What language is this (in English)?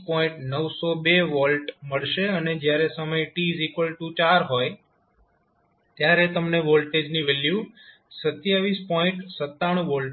Gujarati